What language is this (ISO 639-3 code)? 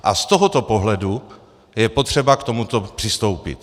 ces